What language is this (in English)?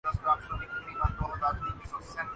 Urdu